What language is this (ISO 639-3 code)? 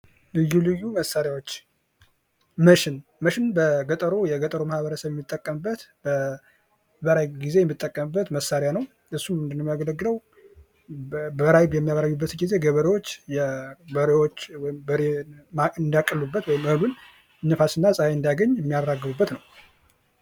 amh